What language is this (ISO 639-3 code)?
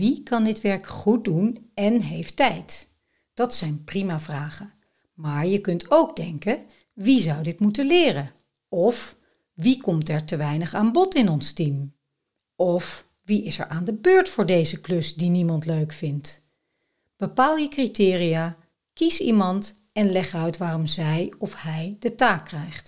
nld